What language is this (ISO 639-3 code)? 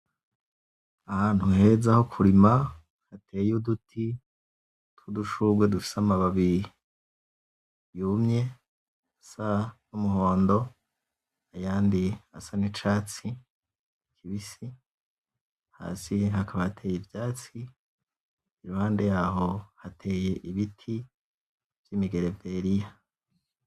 run